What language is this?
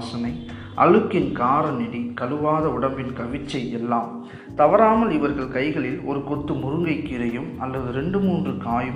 Tamil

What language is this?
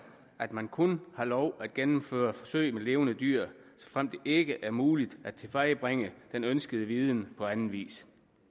Danish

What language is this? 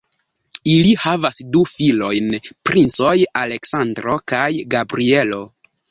Esperanto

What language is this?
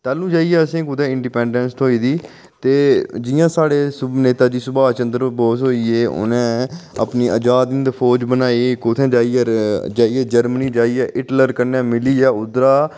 Dogri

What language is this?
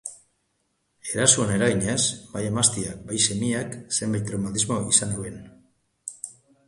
Basque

